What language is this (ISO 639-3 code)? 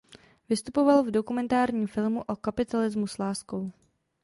ces